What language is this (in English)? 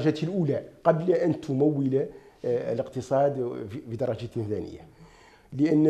Arabic